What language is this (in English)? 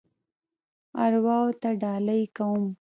Pashto